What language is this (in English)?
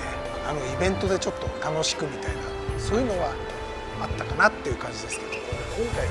Japanese